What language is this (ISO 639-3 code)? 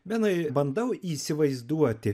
lit